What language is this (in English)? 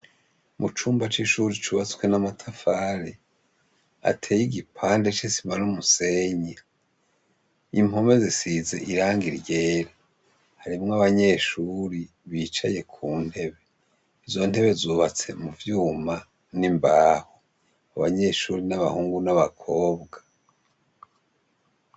Rundi